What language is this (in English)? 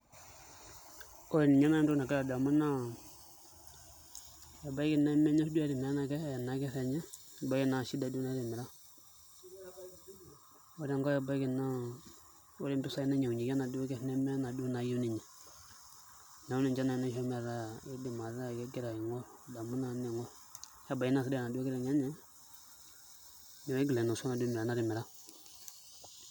Masai